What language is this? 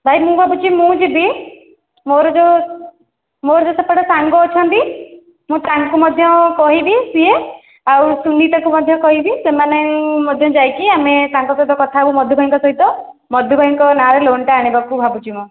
Odia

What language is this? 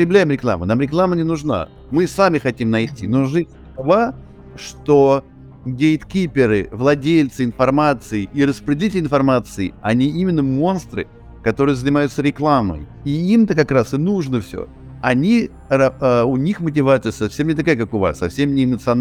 Russian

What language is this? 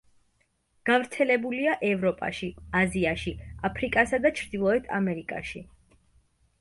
Georgian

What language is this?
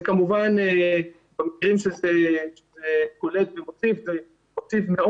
Hebrew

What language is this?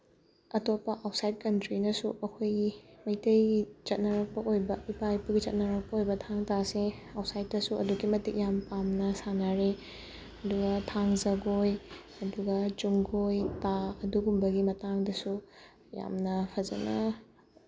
Manipuri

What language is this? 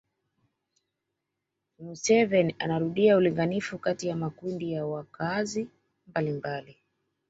Swahili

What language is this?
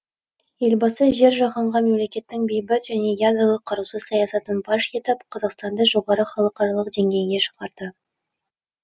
Kazakh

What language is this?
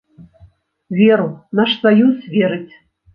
Belarusian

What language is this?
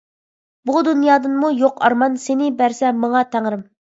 Uyghur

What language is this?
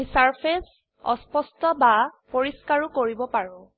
Assamese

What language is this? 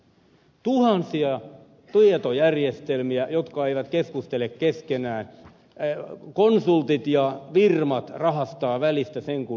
Finnish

